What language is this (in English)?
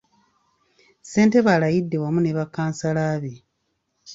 Ganda